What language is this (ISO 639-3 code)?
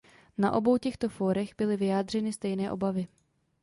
ces